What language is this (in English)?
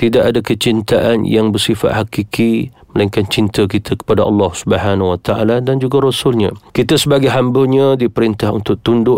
Malay